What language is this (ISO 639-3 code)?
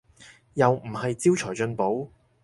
yue